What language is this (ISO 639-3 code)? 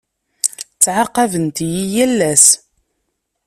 kab